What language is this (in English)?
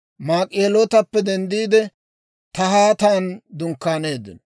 Dawro